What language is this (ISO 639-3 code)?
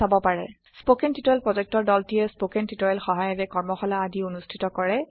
asm